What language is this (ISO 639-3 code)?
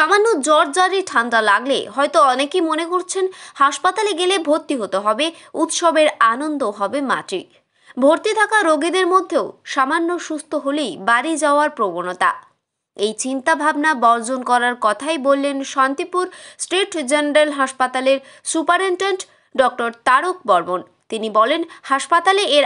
hin